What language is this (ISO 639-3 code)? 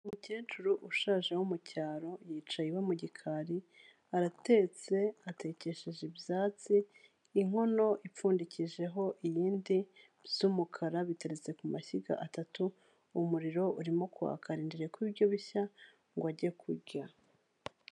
kin